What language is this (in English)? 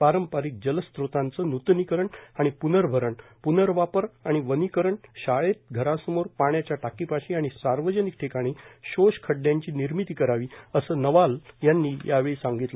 Marathi